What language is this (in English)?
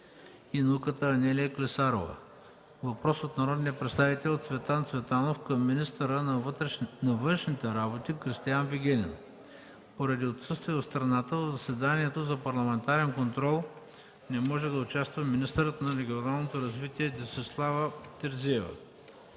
Bulgarian